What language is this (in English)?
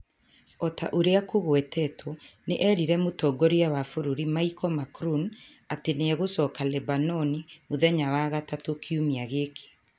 Kikuyu